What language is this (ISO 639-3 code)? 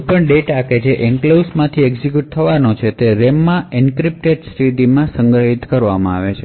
guj